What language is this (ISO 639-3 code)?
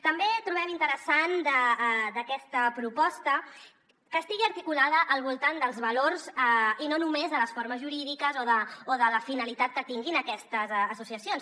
cat